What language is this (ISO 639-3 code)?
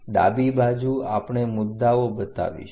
guj